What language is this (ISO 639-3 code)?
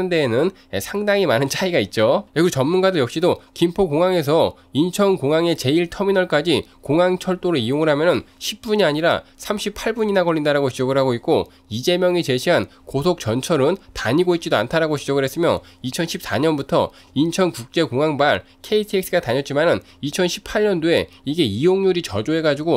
kor